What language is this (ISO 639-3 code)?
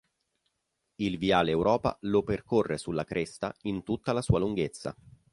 ita